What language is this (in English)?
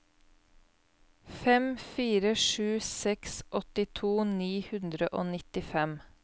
Norwegian